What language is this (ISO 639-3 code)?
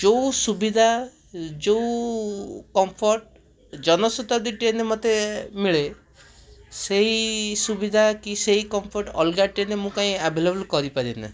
ori